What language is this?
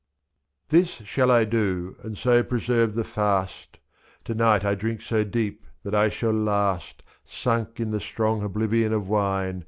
English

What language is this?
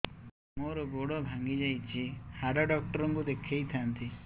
Odia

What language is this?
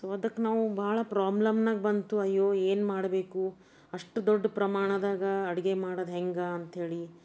Kannada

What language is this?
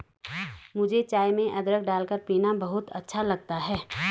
Hindi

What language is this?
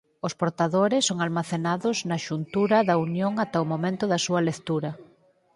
Galician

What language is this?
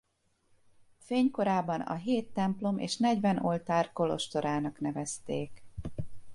Hungarian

